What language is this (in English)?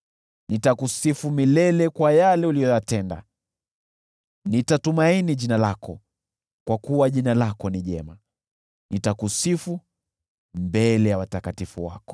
Swahili